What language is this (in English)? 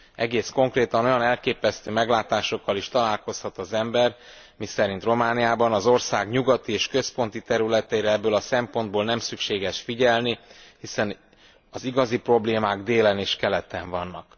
Hungarian